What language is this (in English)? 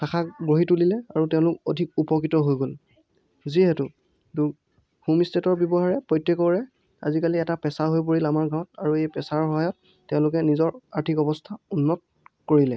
Assamese